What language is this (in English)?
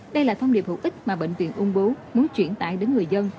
Vietnamese